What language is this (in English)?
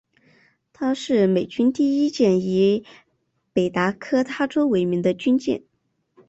Chinese